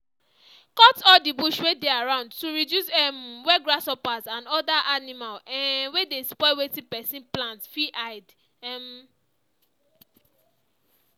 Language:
Nigerian Pidgin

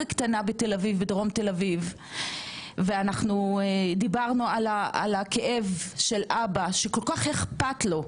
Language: Hebrew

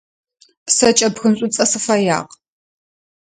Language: Adyghe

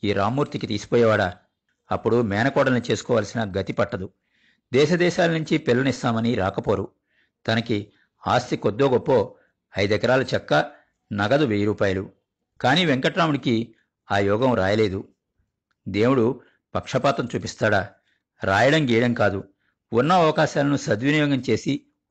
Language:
Telugu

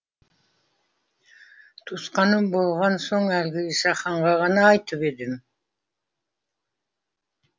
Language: Kazakh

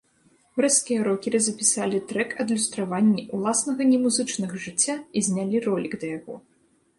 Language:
Belarusian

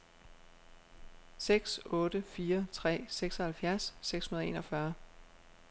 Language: Danish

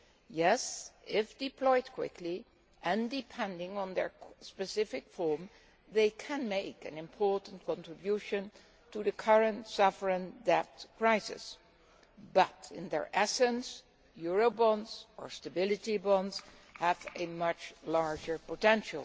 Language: English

